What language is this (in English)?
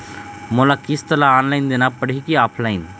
Chhattisgarhi